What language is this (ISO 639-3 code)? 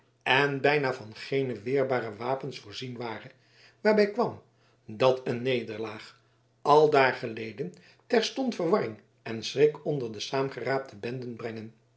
nld